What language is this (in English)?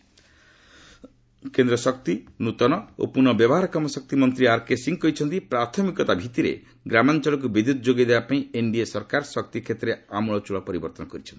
Odia